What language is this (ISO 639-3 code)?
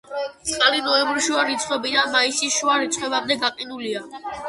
kat